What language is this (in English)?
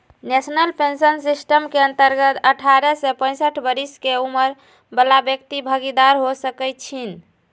Magahi